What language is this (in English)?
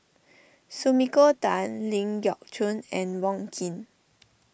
English